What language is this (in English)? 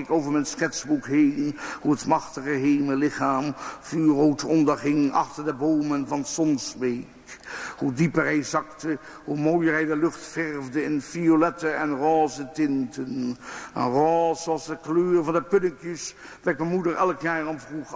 Dutch